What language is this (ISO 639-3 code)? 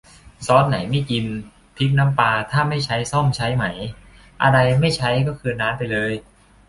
tha